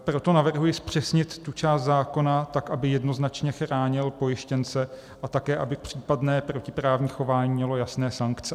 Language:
Czech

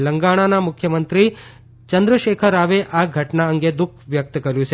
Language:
Gujarati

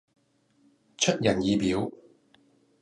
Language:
Cantonese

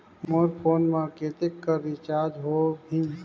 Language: Chhattisgarhi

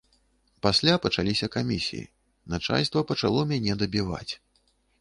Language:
Belarusian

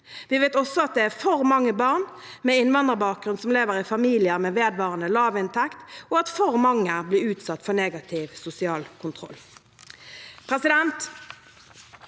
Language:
Norwegian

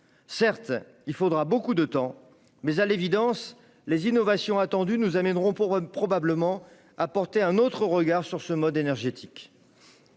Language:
French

